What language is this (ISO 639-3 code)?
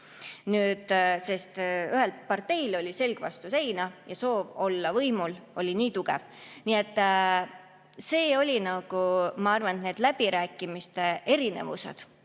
est